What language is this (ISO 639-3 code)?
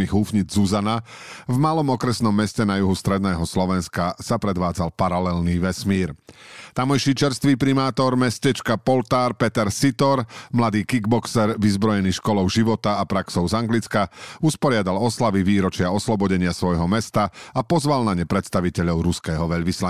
slk